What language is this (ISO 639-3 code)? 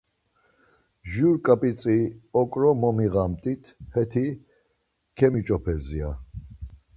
lzz